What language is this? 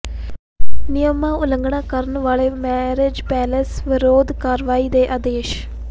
Punjabi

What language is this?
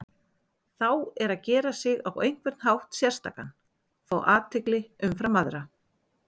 Icelandic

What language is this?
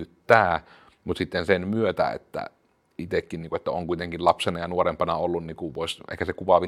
Finnish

